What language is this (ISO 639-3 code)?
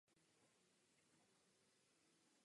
ces